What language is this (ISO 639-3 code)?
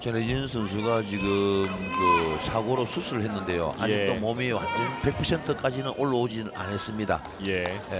kor